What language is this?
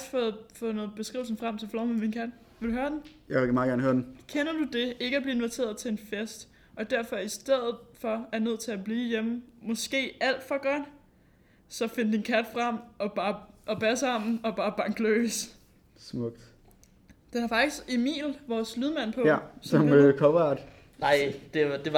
Danish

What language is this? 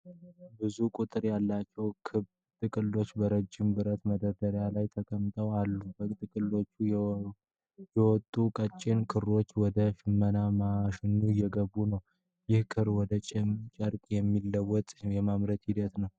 Amharic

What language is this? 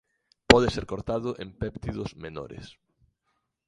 Galician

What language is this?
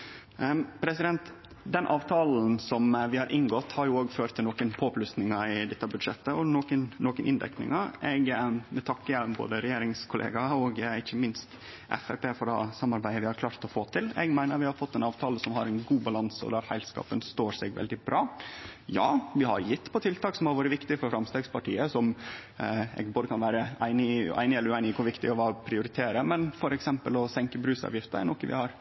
Norwegian Nynorsk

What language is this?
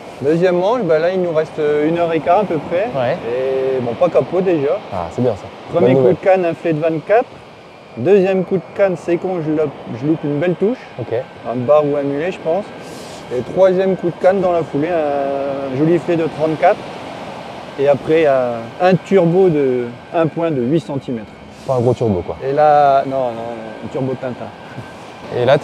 French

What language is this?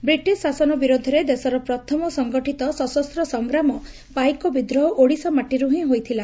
Odia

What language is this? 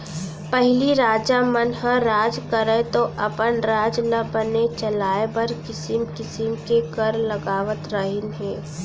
Chhattisgarhi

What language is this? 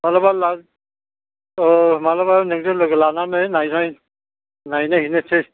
Bodo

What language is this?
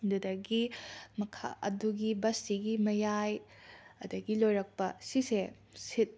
Manipuri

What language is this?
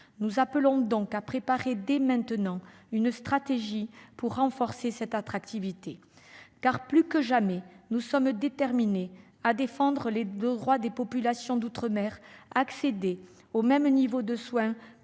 French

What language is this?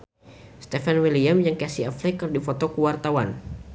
Sundanese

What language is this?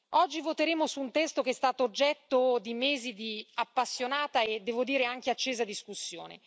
Italian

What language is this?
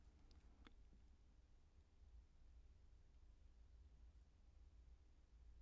Danish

